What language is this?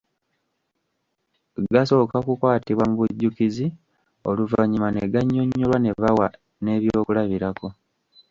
Ganda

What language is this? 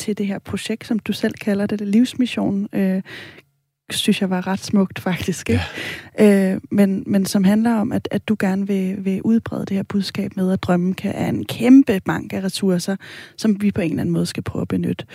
Danish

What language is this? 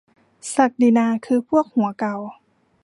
Thai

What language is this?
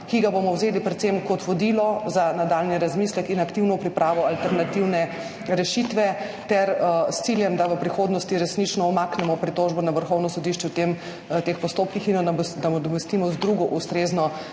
Slovenian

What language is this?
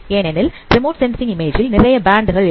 Tamil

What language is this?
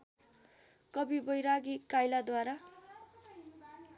Nepali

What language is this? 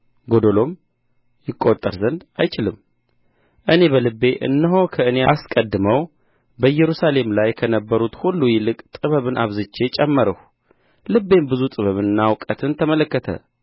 Amharic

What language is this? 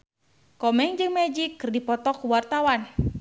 Sundanese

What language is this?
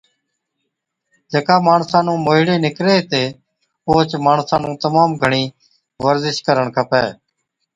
Od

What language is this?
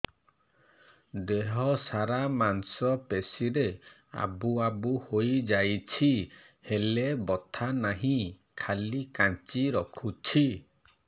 Odia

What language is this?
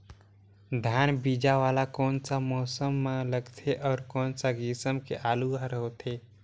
Chhattisgarhi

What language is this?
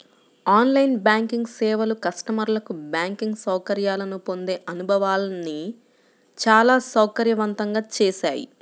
Telugu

